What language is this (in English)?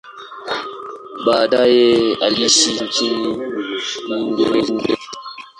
Swahili